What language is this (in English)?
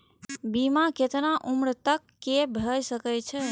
Maithili